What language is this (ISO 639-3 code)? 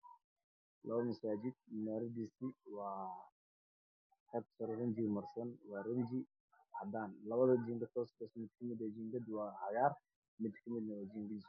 som